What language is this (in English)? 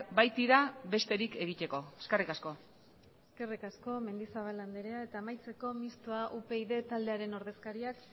Basque